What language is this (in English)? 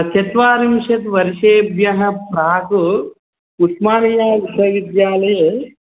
Sanskrit